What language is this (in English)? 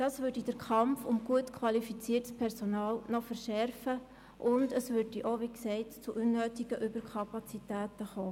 Swiss German